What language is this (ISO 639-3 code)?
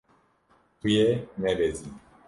kur